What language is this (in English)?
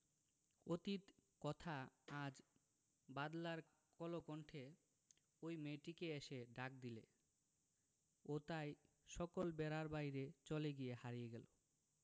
Bangla